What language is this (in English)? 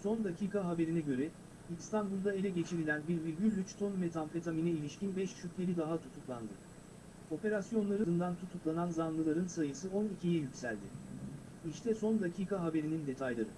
Turkish